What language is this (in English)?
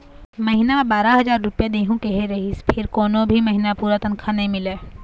Chhattisgarhi